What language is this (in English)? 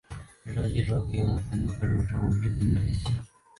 Chinese